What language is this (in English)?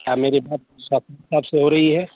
Urdu